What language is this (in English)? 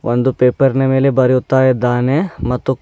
Kannada